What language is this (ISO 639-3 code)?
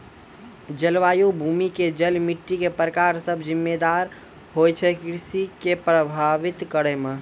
mai